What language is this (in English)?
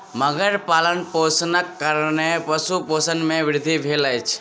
Maithili